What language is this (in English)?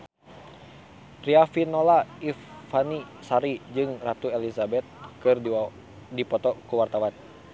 Sundanese